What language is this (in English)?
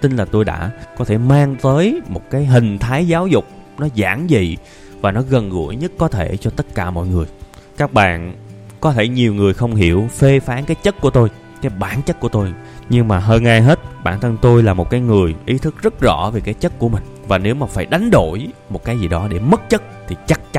Vietnamese